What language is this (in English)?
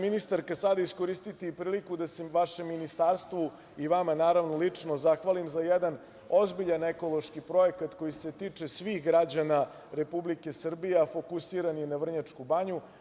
Serbian